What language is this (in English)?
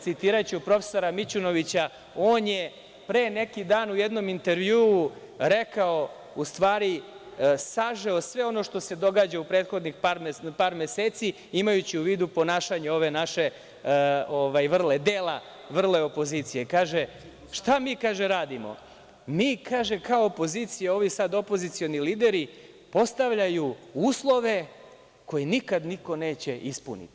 Serbian